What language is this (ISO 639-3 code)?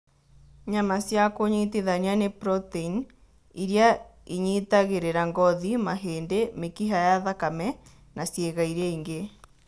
kik